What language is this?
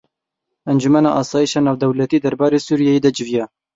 Kurdish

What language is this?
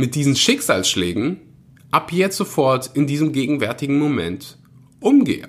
German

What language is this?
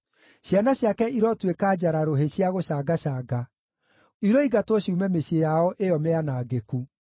Kikuyu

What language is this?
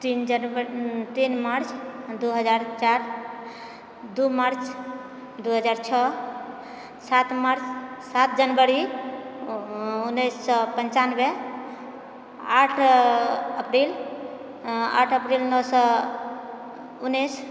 Maithili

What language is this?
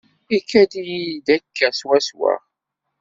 Kabyle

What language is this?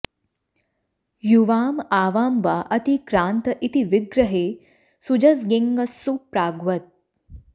Sanskrit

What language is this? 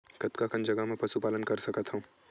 Chhattisgarhi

